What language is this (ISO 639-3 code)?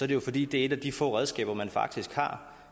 dan